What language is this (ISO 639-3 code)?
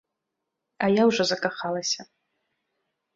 bel